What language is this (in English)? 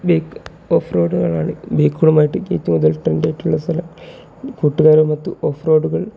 Malayalam